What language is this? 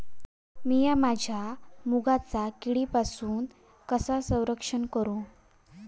Marathi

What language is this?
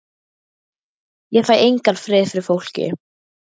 Icelandic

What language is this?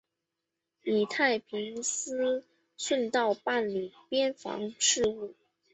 Chinese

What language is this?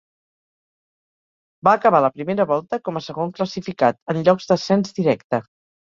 Catalan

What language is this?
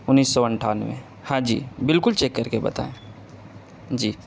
Urdu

